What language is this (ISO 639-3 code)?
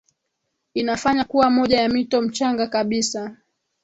swa